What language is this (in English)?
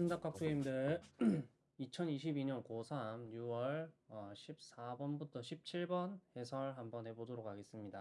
Korean